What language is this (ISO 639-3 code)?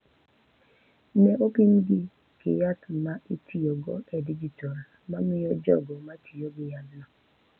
luo